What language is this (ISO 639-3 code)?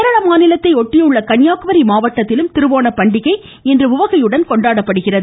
tam